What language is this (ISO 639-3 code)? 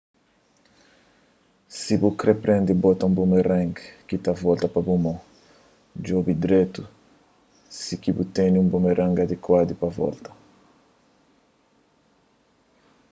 kea